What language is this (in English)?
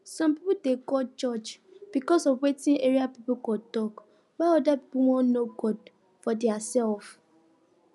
Nigerian Pidgin